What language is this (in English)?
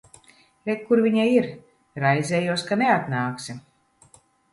Latvian